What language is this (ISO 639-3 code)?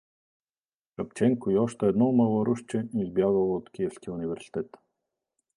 bul